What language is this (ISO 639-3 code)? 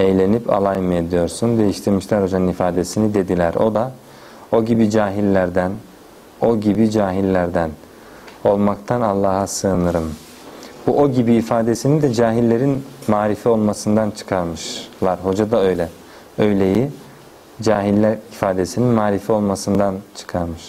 tur